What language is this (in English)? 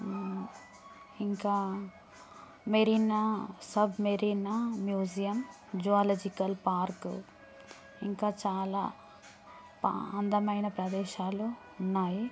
Telugu